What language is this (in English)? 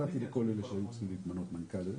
Hebrew